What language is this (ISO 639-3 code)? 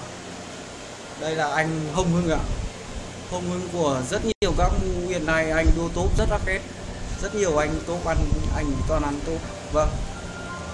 vie